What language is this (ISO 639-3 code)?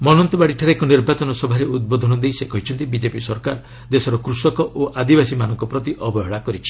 ori